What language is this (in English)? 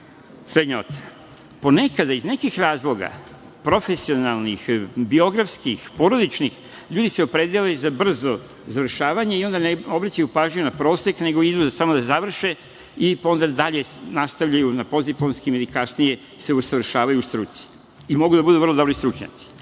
Serbian